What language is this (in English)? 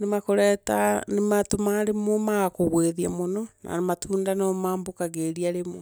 Meru